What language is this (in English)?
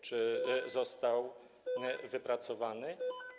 Polish